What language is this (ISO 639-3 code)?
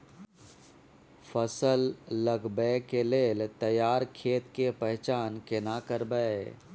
mai